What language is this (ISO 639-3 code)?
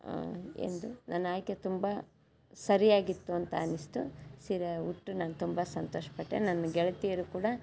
kan